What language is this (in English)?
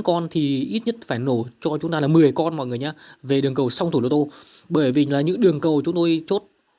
Vietnamese